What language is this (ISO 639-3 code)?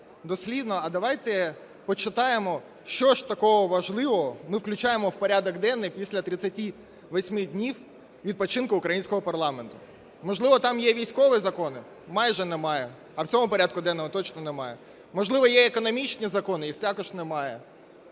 ukr